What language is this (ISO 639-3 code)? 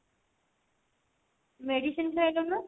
ori